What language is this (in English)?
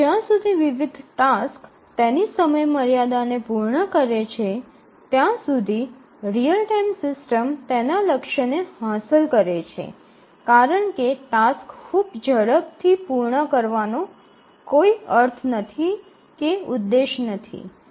Gujarati